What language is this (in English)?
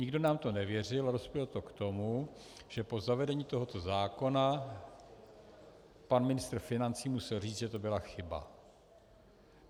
Czech